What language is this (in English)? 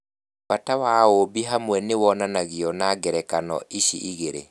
Kikuyu